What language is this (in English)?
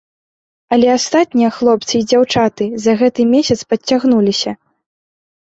Belarusian